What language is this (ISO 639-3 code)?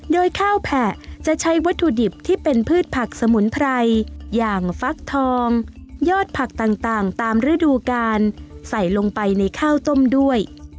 tha